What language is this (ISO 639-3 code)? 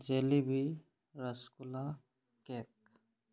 mni